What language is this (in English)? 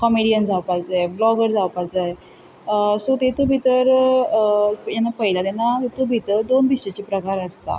Konkani